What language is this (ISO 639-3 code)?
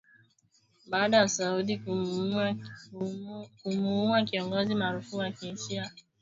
swa